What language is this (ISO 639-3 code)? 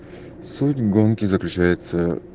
rus